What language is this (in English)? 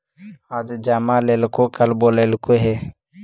Magahi